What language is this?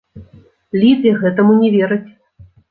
Belarusian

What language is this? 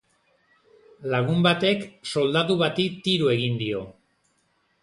Basque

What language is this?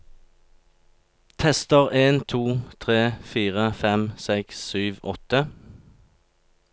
Norwegian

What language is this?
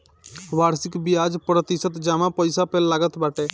Bhojpuri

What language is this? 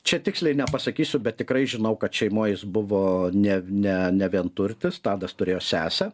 Lithuanian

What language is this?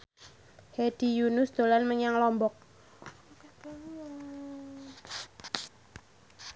Javanese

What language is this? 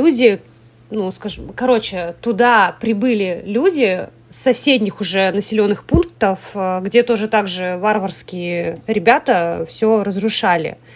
Russian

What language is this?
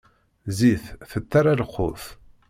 Kabyle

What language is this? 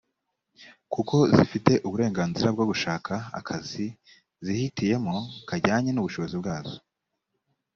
Kinyarwanda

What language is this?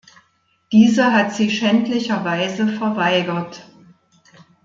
German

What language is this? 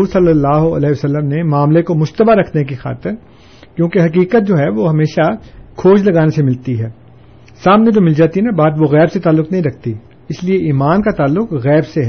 Urdu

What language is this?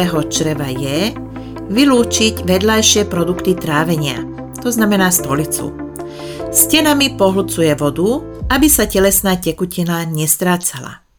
Slovak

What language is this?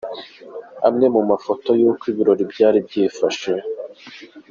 Kinyarwanda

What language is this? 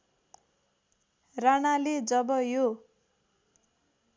Nepali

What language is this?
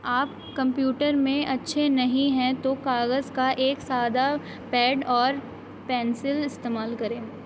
Urdu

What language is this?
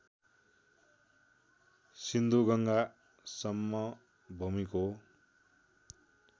Nepali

